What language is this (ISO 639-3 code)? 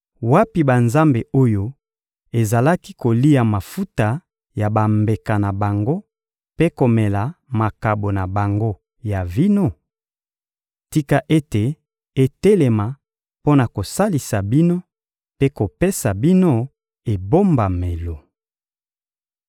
lin